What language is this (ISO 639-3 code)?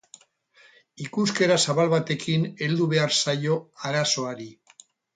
eus